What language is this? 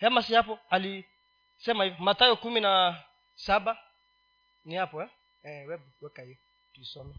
Swahili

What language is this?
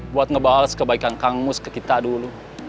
Indonesian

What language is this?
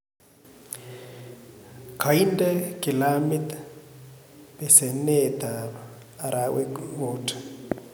Kalenjin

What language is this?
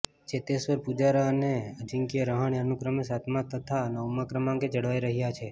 Gujarati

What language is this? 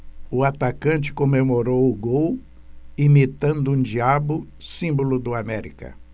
Portuguese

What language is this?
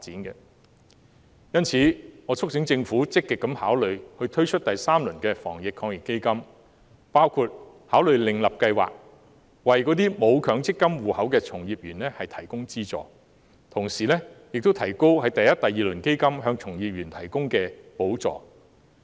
Cantonese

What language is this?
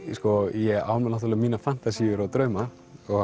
Icelandic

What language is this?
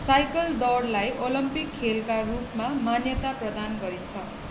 Nepali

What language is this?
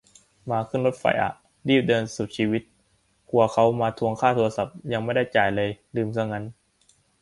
Thai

